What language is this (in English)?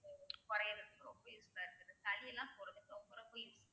Tamil